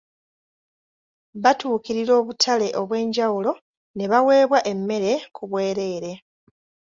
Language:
Ganda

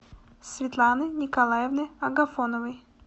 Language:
Russian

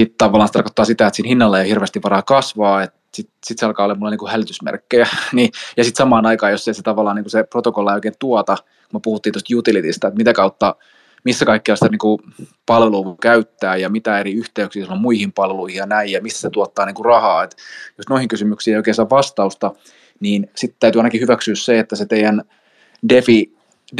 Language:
Finnish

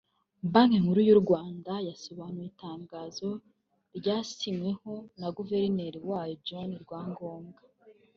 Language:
Kinyarwanda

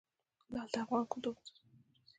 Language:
Pashto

